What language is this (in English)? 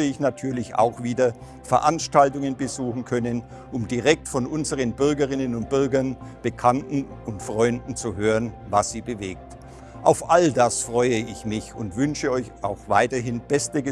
German